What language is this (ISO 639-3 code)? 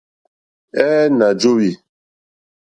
bri